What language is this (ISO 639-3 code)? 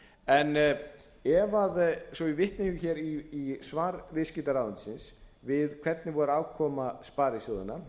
isl